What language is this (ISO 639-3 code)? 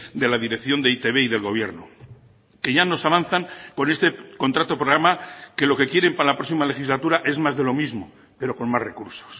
spa